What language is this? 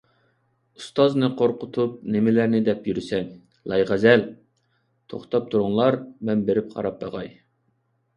Uyghur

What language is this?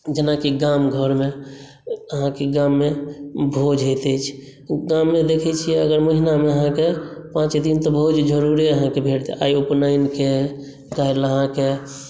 Maithili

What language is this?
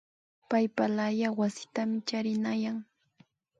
Imbabura Highland Quichua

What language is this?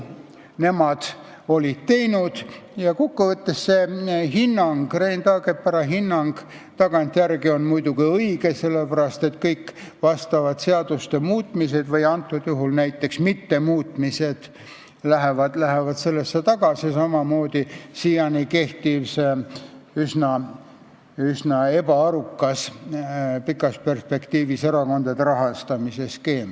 Estonian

